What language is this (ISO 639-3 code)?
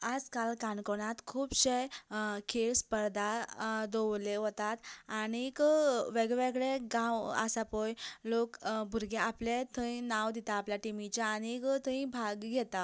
kok